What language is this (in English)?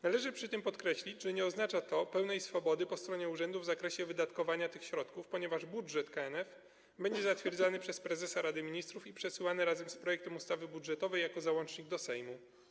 Polish